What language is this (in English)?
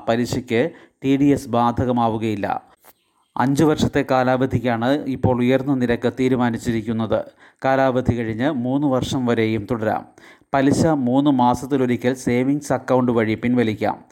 Malayalam